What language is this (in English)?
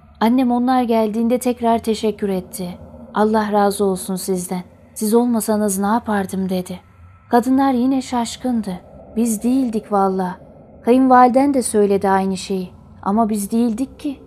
Turkish